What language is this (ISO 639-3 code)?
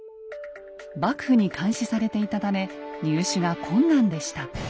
jpn